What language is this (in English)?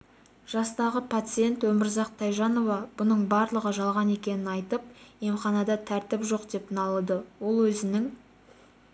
Kazakh